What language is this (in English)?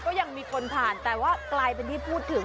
Thai